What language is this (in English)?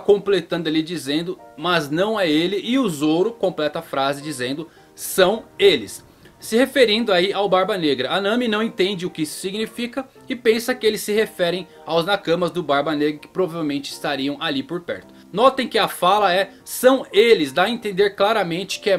Portuguese